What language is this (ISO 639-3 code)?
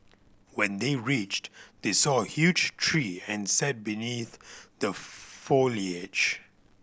eng